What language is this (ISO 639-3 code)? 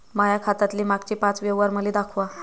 mar